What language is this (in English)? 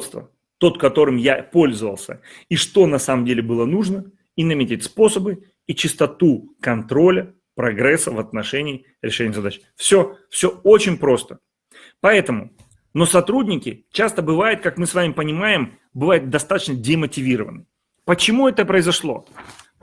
Russian